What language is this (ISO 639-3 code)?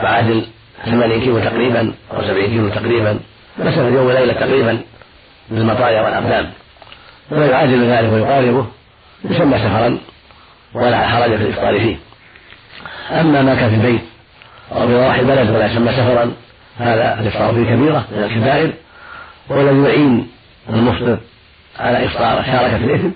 ara